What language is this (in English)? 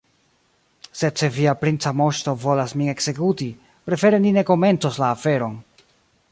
Esperanto